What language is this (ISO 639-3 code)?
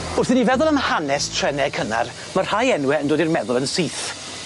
cym